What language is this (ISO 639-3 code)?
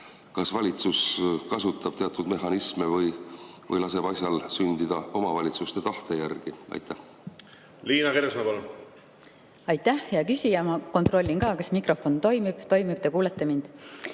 est